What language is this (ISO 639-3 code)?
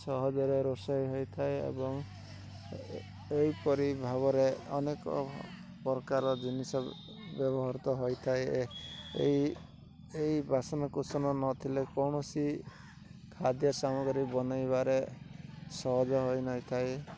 ori